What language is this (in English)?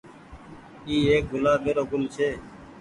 Goaria